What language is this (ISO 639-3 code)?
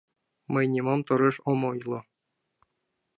chm